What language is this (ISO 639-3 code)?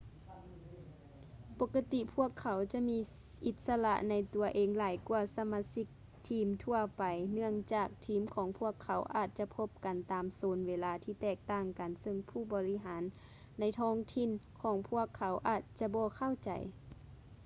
lao